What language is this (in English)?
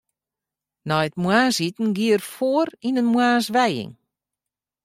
Western Frisian